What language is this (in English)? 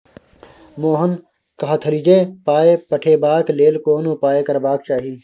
Maithili